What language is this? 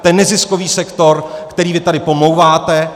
Czech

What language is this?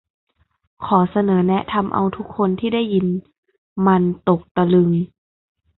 Thai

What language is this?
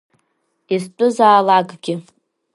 Abkhazian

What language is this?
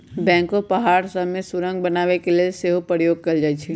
Magahi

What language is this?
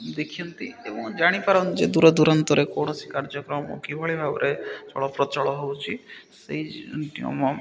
Odia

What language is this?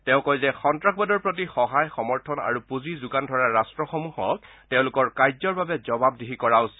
Assamese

